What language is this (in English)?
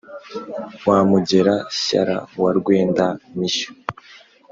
Kinyarwanda